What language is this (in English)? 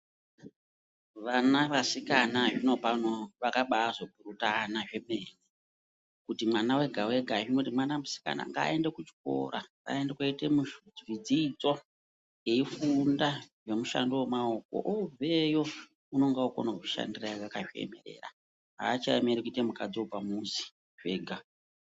Ndau